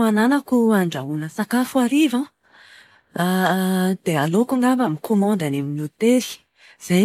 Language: Malagasy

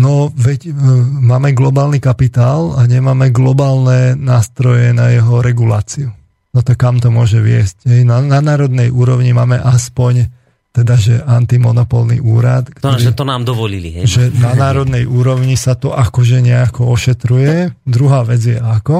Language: Slovak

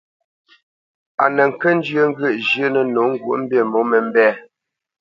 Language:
Bamenyam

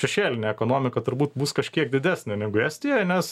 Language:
Lithuanian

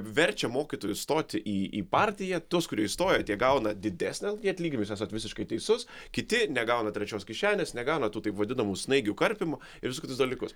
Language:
Lithuanian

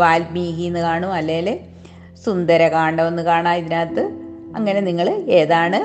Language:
Malayalam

